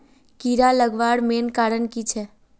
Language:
Magahi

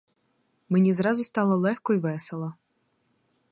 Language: Ukrainian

